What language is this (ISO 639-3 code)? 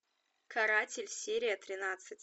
rus